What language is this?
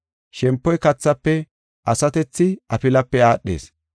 Gofa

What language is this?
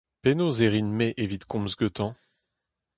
Breton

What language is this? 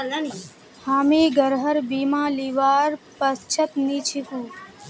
Magahi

